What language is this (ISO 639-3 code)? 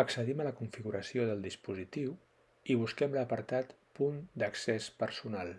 cat